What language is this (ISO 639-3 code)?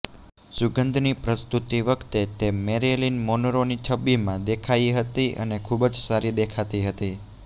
guj